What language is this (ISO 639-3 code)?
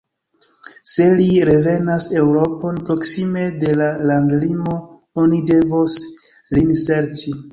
epo